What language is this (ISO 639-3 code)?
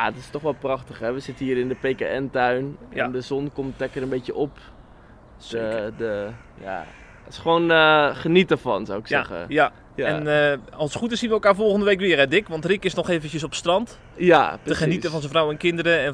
nld